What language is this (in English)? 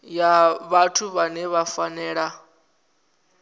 Venda